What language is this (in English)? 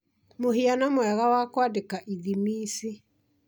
Kikuyu